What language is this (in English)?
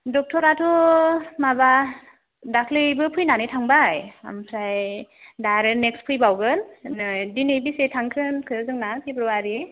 Bodo